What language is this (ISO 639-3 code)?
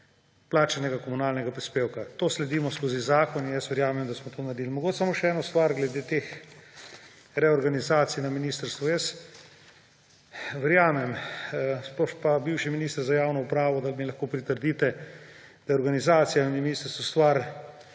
slv